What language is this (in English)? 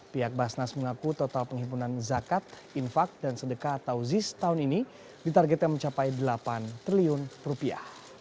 Indonesian